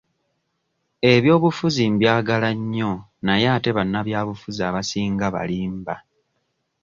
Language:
Ganda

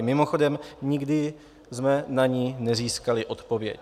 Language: Czech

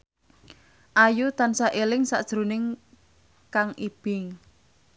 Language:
Javanese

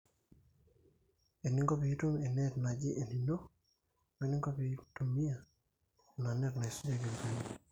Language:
Masai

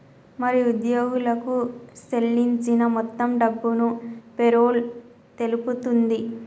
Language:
Telugu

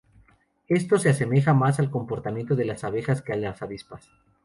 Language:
Spanish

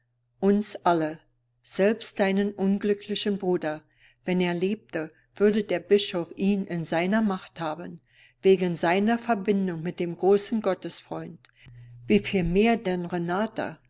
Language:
German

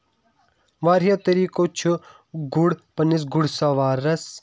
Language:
Kashmiri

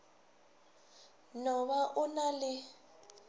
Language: Northern Sotho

